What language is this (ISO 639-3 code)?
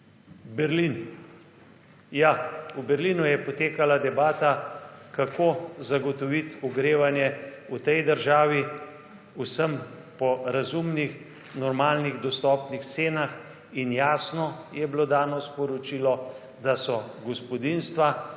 slv